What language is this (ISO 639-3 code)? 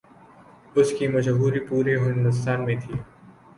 urd